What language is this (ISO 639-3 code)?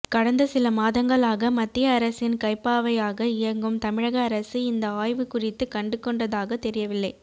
tam